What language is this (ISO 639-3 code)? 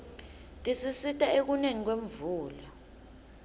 ssw